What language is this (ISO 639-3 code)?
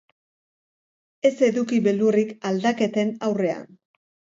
eus